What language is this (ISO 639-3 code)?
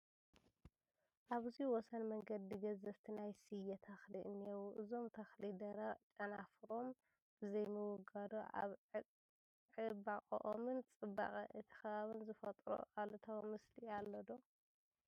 tir